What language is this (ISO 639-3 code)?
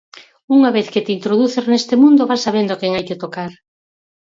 glg